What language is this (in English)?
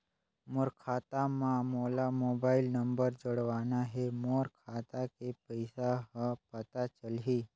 Chhattisgarhi